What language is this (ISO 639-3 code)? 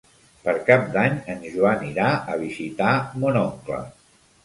cat